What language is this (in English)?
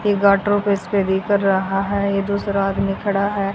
Hindi